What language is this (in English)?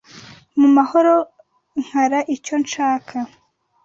Kinyarwanda